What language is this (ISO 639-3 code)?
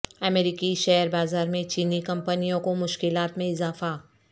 urd